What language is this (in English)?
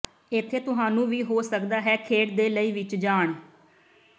Punjabi